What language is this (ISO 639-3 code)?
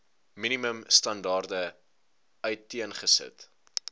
afr